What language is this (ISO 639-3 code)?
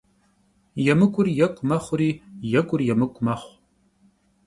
kbd